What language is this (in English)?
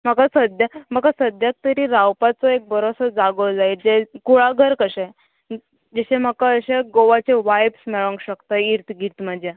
Konkani